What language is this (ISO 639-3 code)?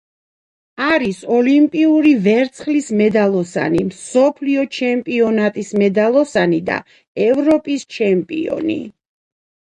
kat